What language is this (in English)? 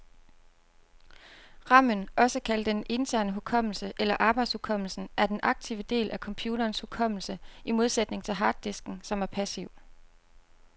Danish